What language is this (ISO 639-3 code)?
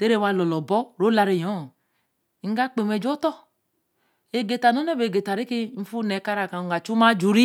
elm